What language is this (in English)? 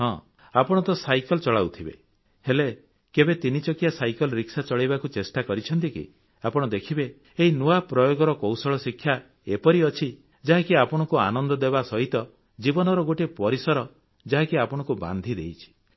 Odia